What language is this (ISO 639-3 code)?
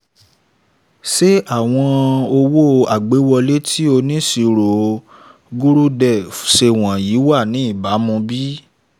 yor